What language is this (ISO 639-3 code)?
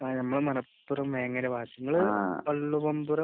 mal